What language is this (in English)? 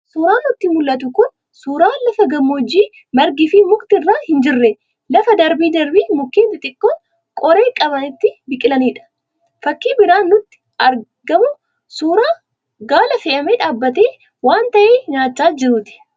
Oromo